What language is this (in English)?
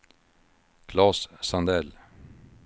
Swedish